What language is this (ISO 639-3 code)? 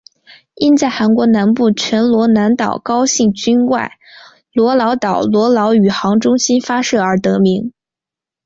zho